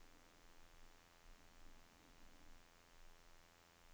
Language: Norwegian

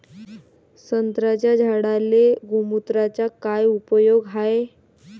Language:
Marathi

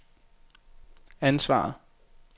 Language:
Danish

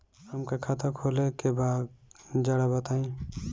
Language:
Bhojpuri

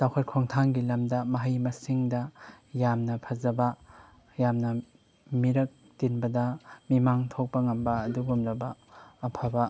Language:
Manipuri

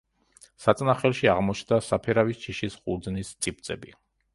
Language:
Georgian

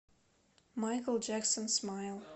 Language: Russian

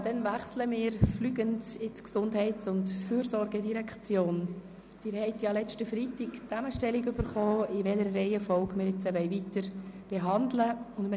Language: Swiss German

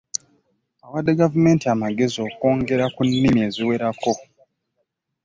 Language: Ganda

